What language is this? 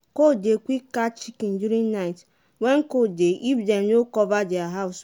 Nigerian Pidgin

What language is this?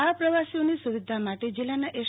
Gujarati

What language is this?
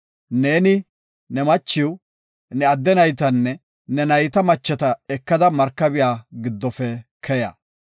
Gofa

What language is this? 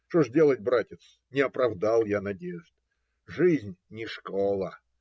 Russian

